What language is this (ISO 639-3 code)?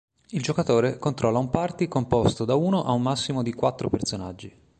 ita